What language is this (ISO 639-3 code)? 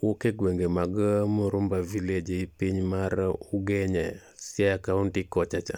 luo